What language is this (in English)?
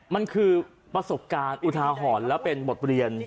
Thai